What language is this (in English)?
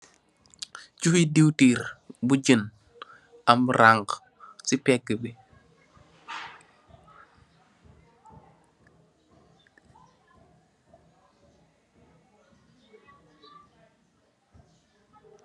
Wolof